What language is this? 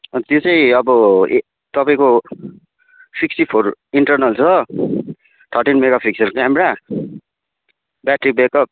Nepali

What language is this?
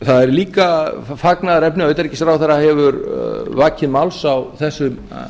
Icelandic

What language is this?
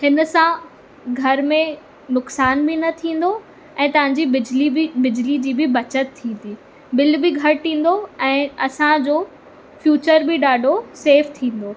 Sindhi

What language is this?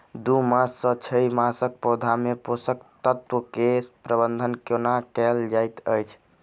Maithili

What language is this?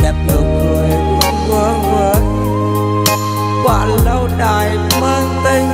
Vietnamese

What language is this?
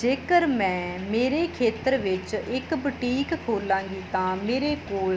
Punjabi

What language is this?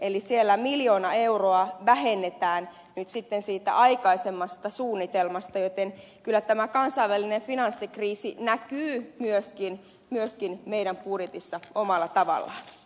Finnish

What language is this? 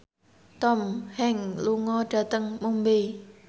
Javanese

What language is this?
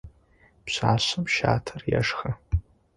Adyghe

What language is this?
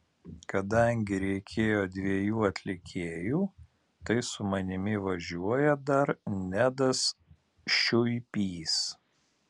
Lithuanian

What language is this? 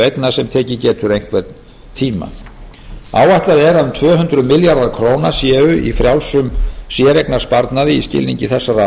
Icelandic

